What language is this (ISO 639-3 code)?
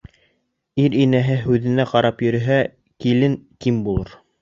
bak